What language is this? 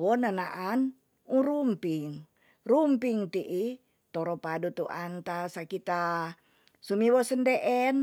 Tonsea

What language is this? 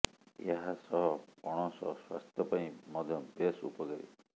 Odia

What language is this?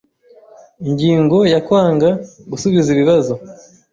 Kinyarwanda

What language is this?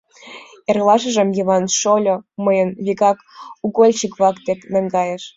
Mari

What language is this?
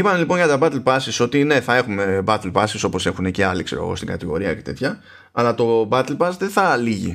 Greek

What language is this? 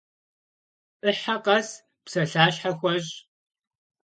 Kabardian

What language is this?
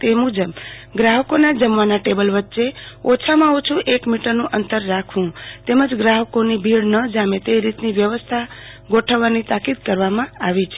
Gujarati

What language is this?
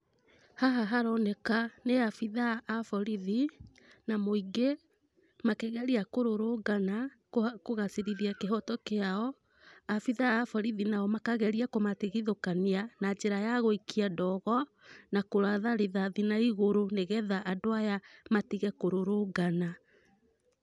Kikuyu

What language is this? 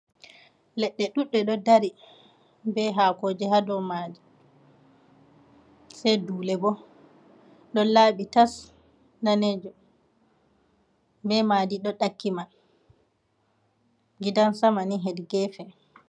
Fula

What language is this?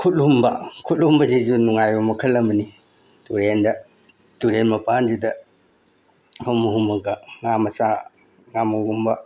Manipuri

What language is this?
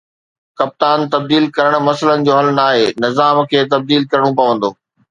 Sindhi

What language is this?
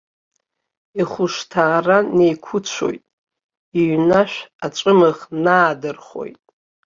Abkhazian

